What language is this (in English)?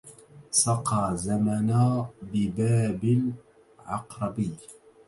Arabic